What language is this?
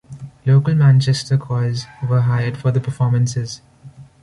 English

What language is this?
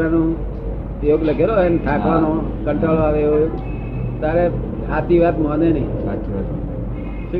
Gujarati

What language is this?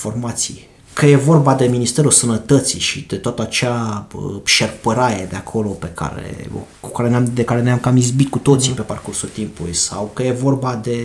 Romanian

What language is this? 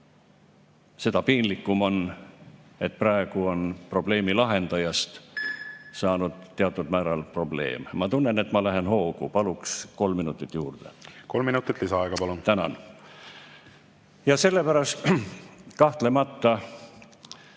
Estonian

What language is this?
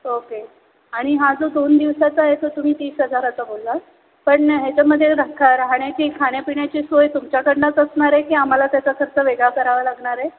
Marathi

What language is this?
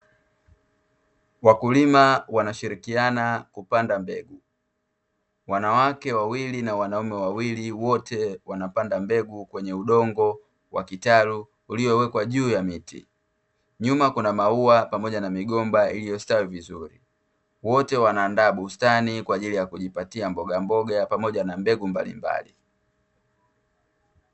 Swahili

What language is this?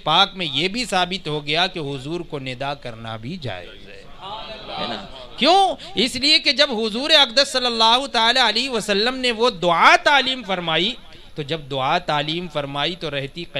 Hindi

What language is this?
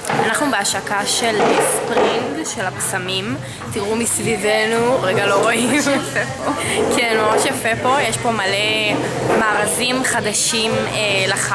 Hebrew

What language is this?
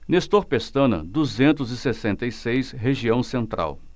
Portuguese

